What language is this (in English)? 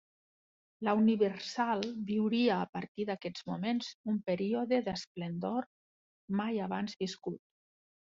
Catalan